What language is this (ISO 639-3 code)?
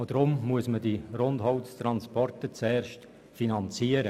gsw